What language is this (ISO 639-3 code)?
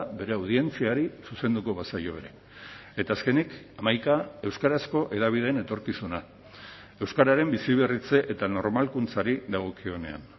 eus